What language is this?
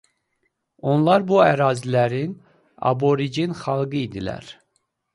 Azerbaijani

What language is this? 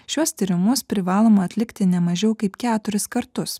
Lithuanian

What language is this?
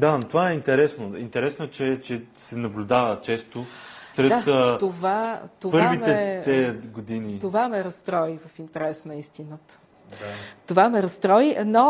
Bulgarian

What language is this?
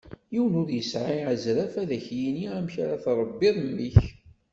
Kabyle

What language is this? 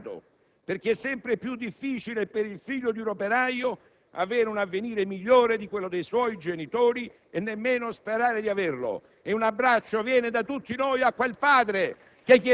Italian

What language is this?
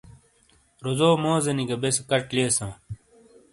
Shina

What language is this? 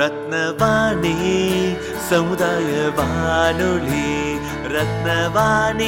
Tamil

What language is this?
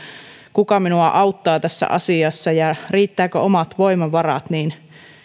Finnish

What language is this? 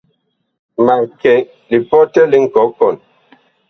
Bakoko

